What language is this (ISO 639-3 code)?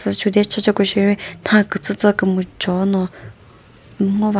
nri